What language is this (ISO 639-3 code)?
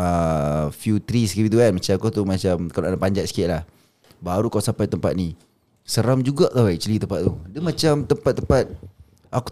msa